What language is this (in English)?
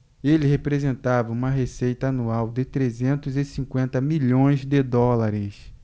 Portuguese